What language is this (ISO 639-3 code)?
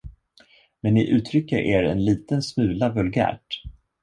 swe